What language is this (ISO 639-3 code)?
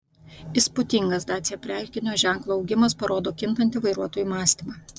lit